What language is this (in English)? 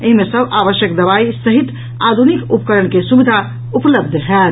Maithili